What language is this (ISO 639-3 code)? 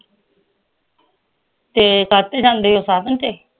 pan